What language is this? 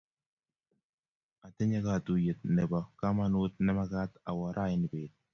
Kalenjin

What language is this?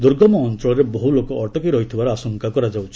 Odia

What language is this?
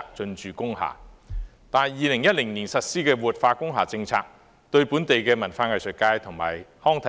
Cantonese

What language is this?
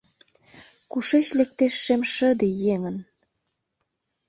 Mari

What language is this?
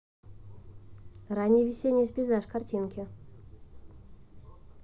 Russian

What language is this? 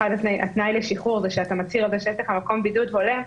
Hebrew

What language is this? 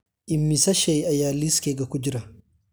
Somali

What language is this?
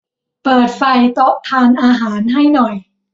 Thai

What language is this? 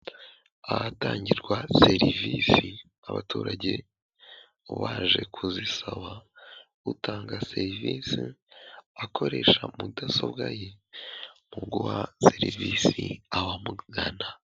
Kinyarwanda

